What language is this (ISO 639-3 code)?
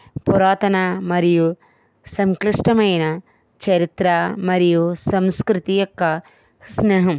tel